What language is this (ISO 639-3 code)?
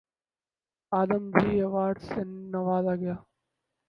urd